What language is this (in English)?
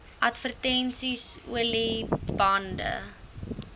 Afrikaans